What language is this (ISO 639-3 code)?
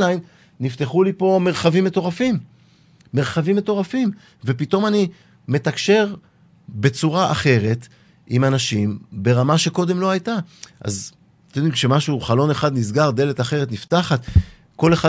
heb